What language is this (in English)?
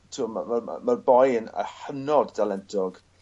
Welsh